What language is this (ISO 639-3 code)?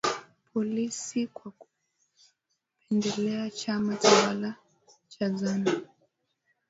swa